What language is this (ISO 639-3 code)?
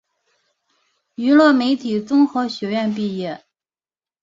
zho